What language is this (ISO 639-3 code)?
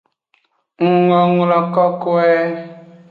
ajg